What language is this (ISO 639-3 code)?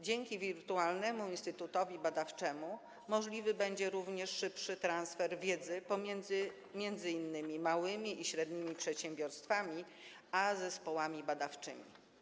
pol